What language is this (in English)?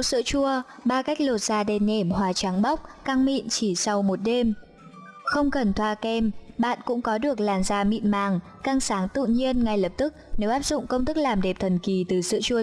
Vietnamese